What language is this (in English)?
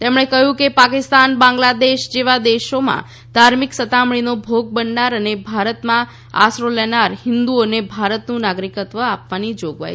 Gujarati